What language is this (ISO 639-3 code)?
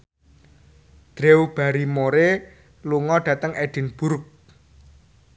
jav